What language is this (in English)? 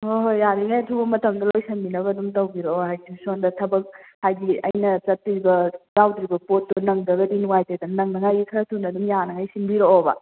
Manipuri